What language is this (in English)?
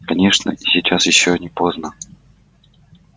Russian